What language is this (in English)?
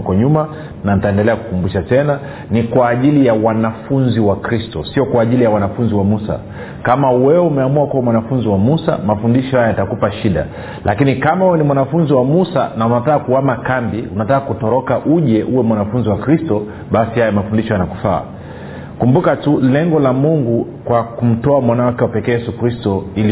Swahili